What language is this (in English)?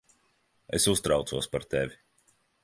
Latvian